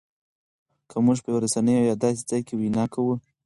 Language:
Pashto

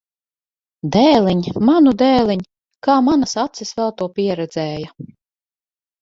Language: Latvian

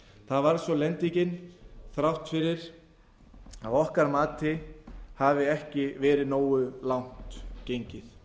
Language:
Icelandic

